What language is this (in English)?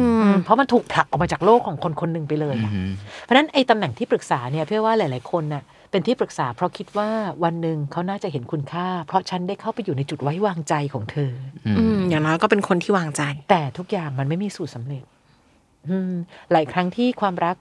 Thai